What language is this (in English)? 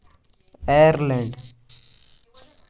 Kashmiri